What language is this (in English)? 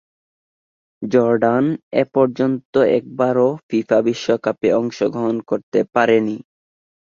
Bangla